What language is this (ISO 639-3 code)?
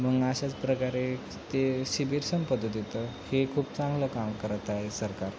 mar